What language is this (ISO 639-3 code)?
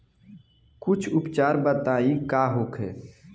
bho